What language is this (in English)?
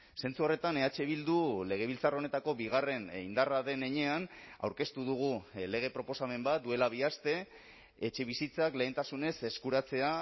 Basque